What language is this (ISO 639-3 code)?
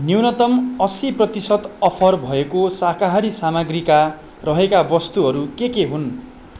nep